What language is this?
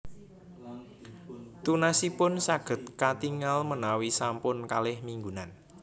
Javanese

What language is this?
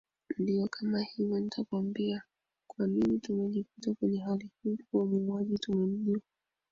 Swahili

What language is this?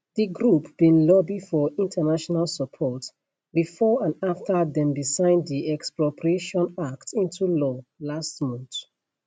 Nigerian Pidgin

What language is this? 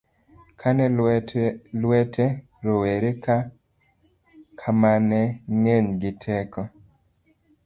Luo (Kenya and Tanzania)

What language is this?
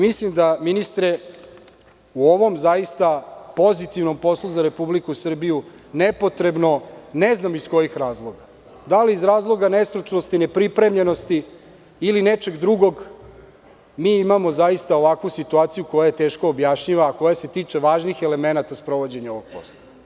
Serbian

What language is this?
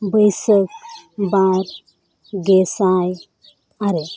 Santali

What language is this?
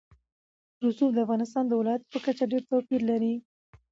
Pashto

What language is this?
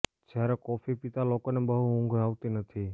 Gujarati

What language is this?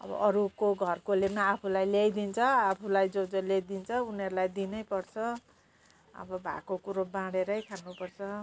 Nepali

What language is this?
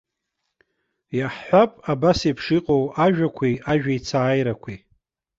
Abkhazian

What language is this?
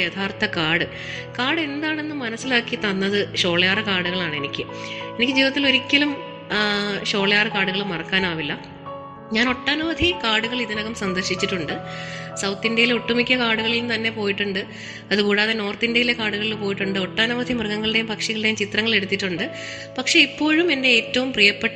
Malayalam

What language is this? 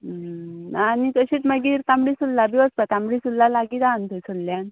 Konkani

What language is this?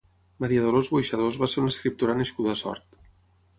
Catalan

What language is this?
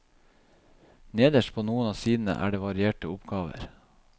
Norwegian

